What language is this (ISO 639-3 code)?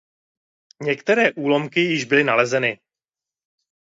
ces